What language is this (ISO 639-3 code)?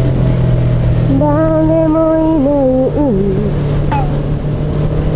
jpn